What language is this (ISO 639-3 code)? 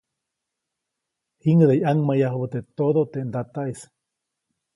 zoc